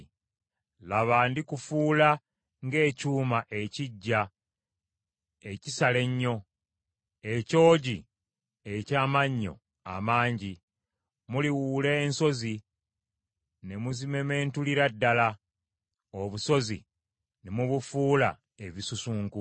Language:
Ganda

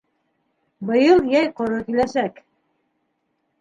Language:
Bashkir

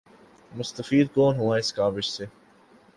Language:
Urdu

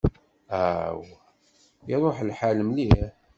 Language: Kabyle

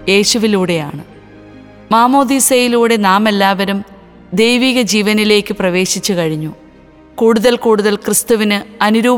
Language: Malayalam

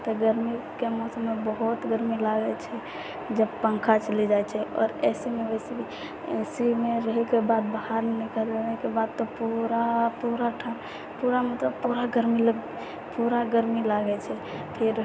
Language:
Maithili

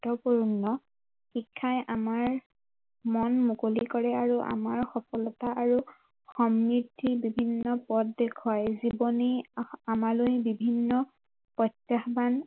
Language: Assamese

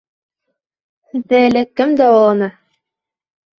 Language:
Bashkir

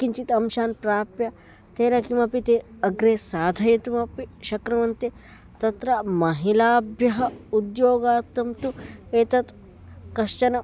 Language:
Sanskrit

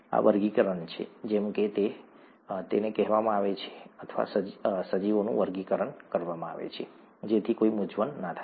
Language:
Gujarati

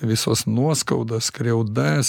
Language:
Lithuanian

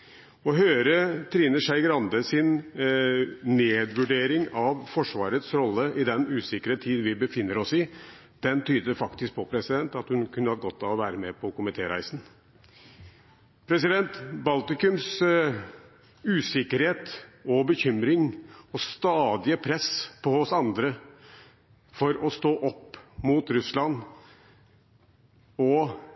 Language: Norwegian Bokmål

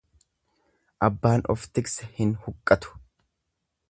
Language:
Oromo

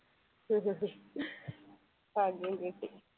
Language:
Malayalam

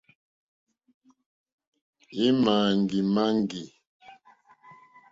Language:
Mokpwe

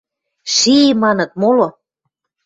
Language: Western Mari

